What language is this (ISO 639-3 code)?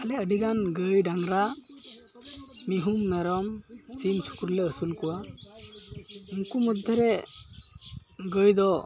sat